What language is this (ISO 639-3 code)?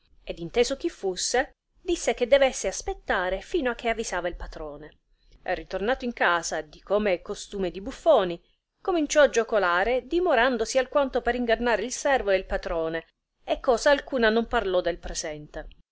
ita